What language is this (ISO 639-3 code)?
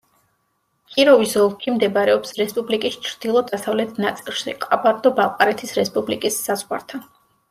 kat